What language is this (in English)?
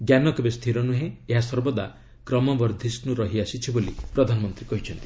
Odia